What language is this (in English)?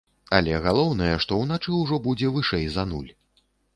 Belarusian